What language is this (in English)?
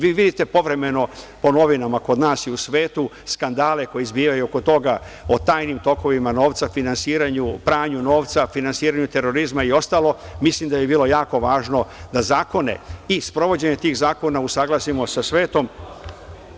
Serbian